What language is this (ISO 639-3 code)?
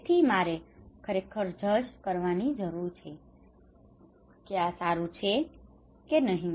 guj